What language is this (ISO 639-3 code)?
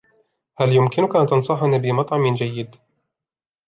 ara